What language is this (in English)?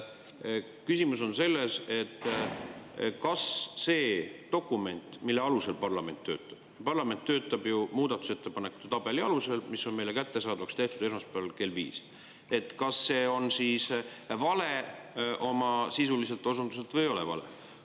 Estonian